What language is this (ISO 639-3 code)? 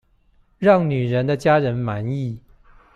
zho